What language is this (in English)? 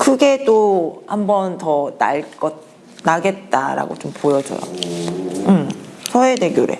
Korean